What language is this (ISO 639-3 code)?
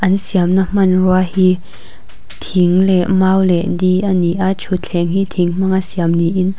lus